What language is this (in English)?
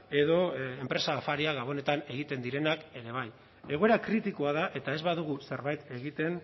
Basque